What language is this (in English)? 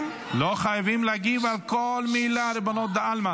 Hebrew